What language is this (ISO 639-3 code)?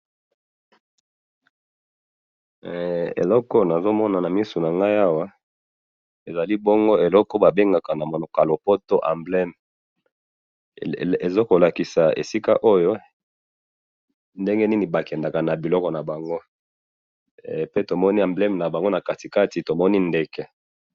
lin